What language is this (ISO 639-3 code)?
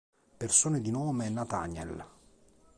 ita